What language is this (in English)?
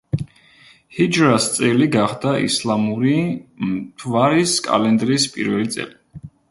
Georgian